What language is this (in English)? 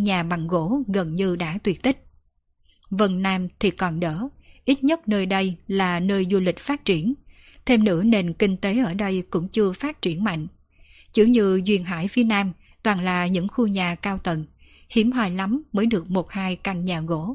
Vietnamese